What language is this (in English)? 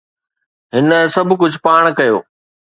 Sindhi